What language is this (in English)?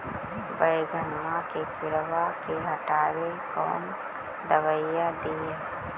Magahi